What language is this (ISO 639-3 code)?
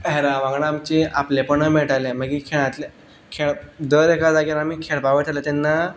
kok